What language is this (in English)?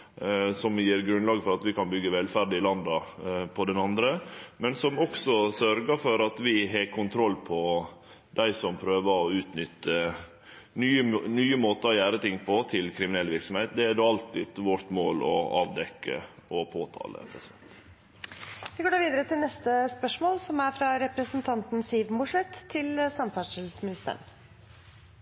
Norwegian